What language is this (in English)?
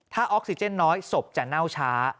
Thai